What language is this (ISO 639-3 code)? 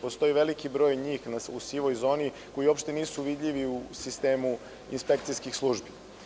srp